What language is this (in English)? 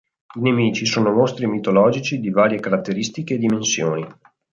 Italian